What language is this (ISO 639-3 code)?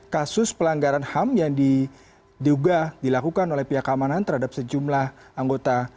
ind